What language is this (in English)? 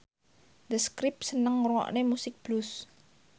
Javanese